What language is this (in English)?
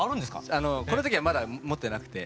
Japanese